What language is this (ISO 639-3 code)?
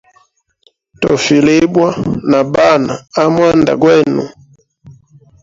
hem